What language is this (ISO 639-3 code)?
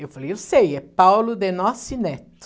por